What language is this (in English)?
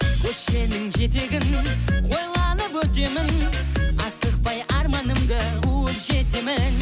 Kazakh